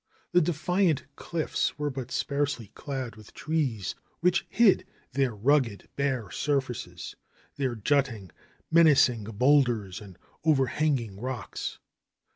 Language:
English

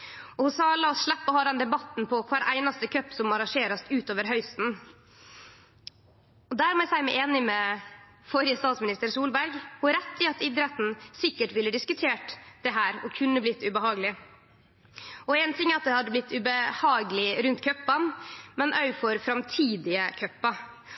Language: Norwegian Nynorsk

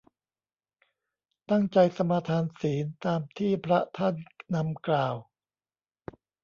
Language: Thai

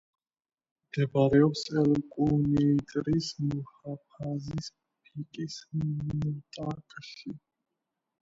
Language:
Georgian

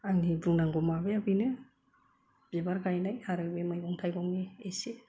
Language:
Bodo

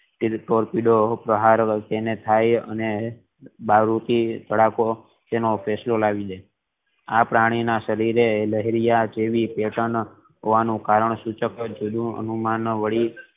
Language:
Gujarati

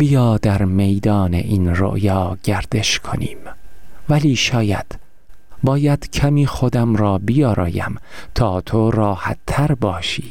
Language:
Persian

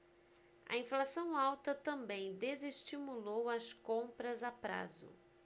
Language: Portuguese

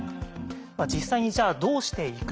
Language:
Japanese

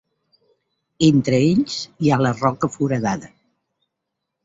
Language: Catalan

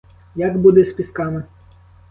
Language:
Ukrainian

